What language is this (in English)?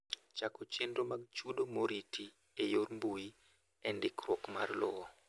Luo (Kenya and Tanzania)